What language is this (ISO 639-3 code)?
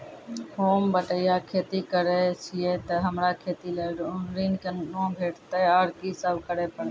mai